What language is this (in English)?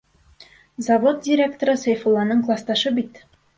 Bashkir